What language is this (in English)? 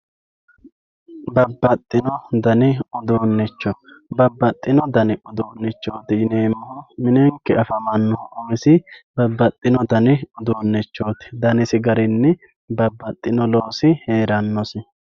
Sidamo